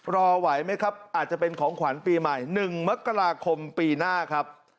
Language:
Thai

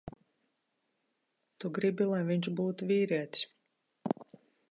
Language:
Latvian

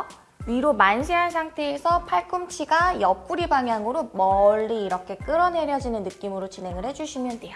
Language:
Korean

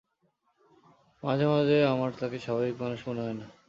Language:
Bangla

